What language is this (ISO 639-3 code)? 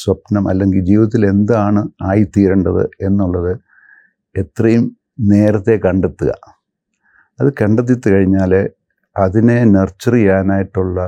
mal